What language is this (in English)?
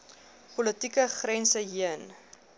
Afrikaans